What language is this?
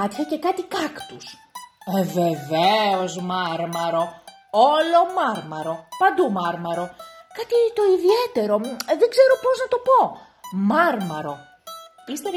Greek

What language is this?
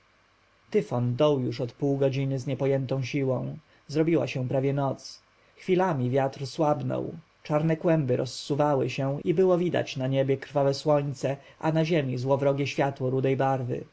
Polish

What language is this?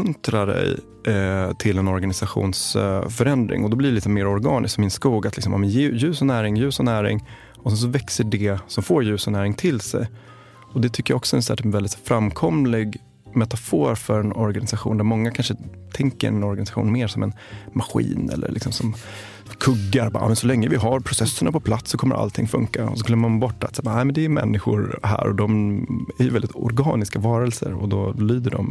Swedish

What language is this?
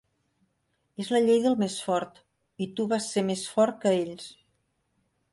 Catalan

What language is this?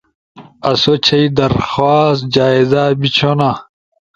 Ushojo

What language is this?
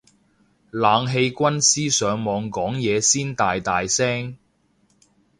Cantonese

